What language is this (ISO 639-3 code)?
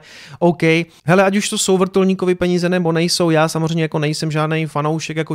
ces